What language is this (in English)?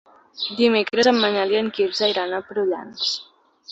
Catalan